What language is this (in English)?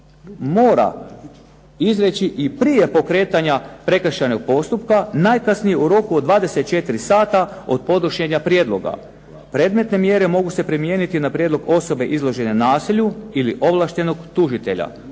Croatian